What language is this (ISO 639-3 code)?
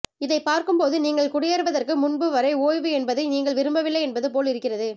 tam